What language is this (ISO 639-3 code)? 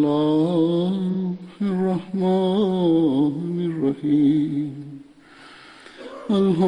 urd